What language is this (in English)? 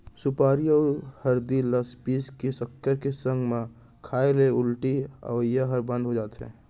Chhattisgarhi